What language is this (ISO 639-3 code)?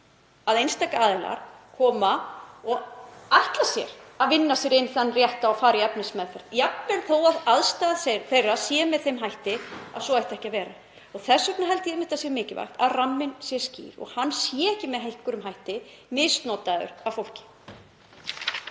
isl